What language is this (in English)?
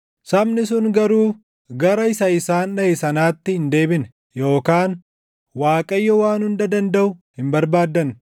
Oromo